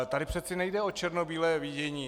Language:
Czech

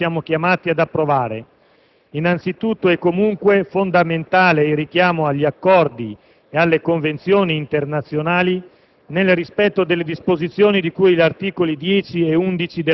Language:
Italian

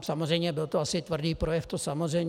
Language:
Czech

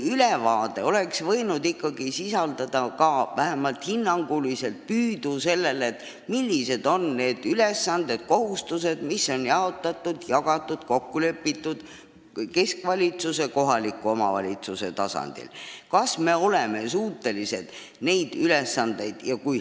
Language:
Estonian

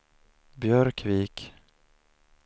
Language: Swedish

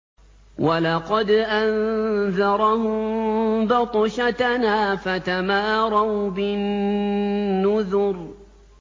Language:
Arabic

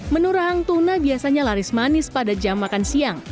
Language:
Indonesian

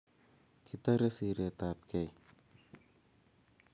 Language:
Kalenjin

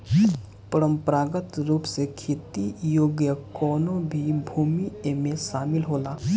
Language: Bhojpuri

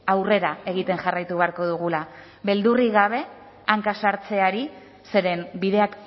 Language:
Basque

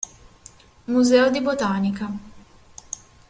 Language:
Italian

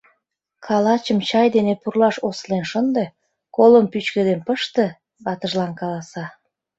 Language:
Mari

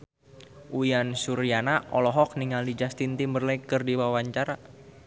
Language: Sundanese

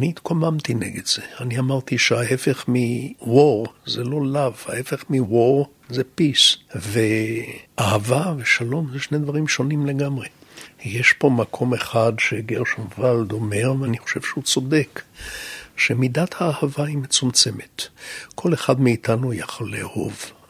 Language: Hebrew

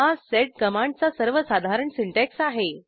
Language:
Marathi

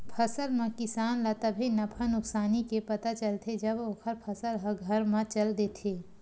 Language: Chhattisgarhi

